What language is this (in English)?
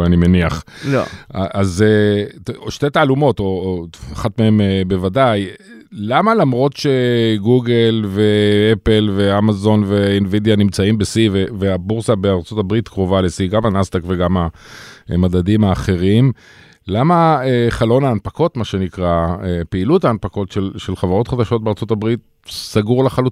Hebrew